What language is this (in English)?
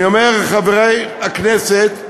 Hebrew